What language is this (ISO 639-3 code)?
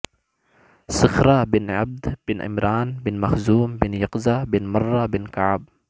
urd